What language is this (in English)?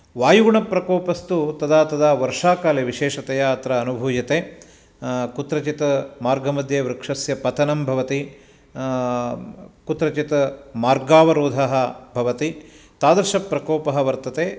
Sanskrit